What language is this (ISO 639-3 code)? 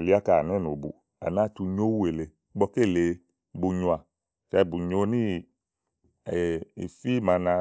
ahl